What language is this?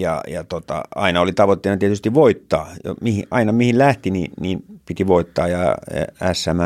Finnish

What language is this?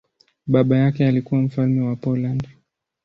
Swahili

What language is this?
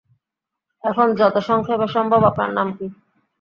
Bangla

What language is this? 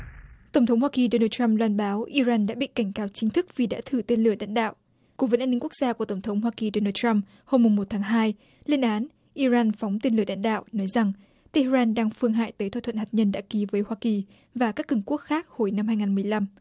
Vietnamese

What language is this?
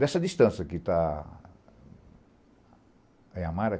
Portuguese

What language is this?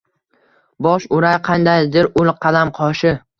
Uzbek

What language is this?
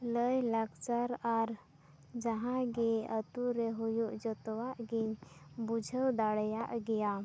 Santali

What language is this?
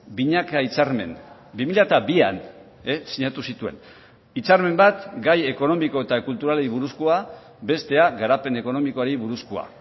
Basque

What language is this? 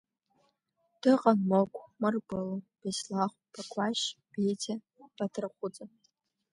Abkhazian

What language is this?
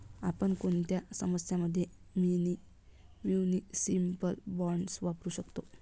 Marathi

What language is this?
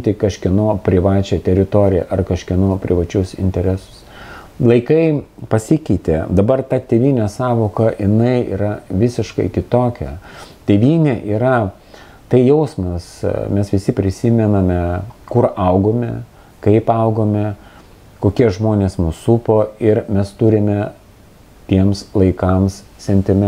Lithuanian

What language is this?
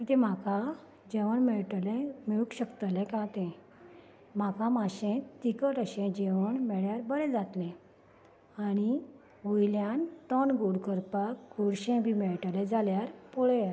Konkani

